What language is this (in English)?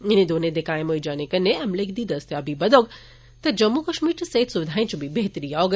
Dogri